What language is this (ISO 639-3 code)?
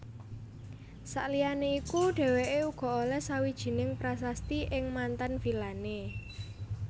jav